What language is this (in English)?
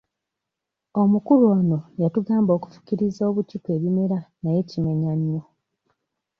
Ganda